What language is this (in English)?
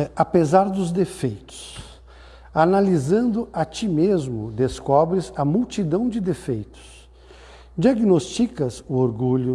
Portuguese